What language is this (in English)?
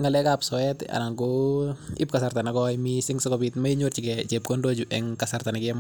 Kalenjin